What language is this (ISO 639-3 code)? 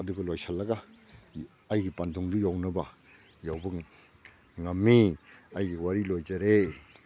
mni